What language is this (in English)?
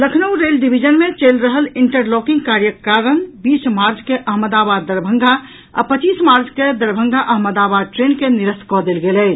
Maithili